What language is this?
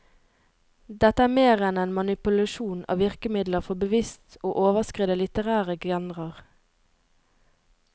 Norwegian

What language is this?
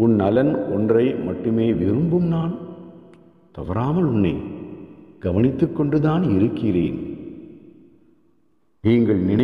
Arabic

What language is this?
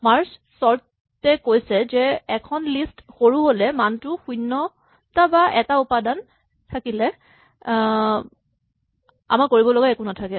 Assamese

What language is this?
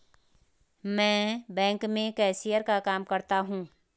Hindi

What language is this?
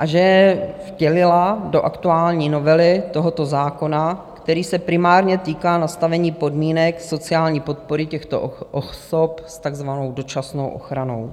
Czech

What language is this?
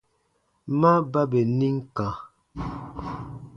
Baatonum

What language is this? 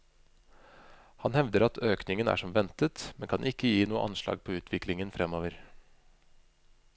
Norwegian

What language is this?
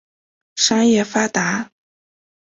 Chinese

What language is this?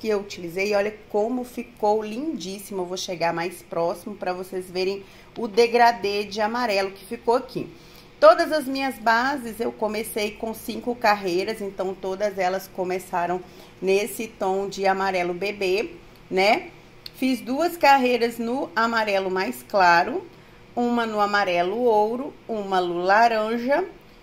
Portuguese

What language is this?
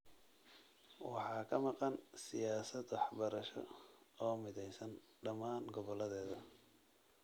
Somali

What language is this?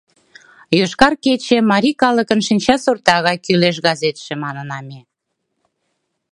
Mari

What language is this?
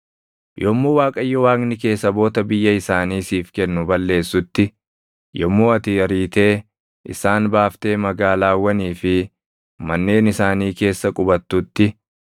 Oromo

